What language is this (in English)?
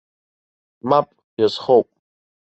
Abkhazian